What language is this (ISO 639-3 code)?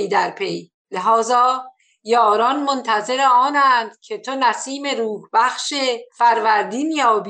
fas